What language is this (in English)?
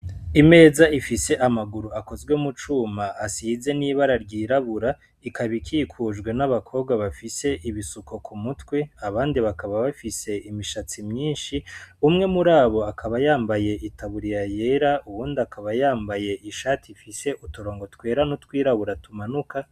Rundi